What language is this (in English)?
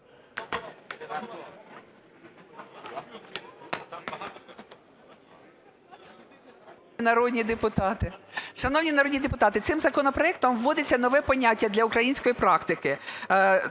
Ukrainian